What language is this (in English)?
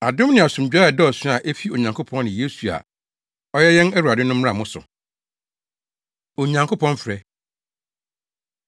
Akan